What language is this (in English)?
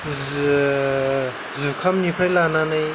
Bodo